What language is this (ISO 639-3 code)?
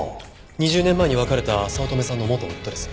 jpn